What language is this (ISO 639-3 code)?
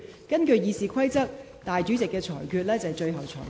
yue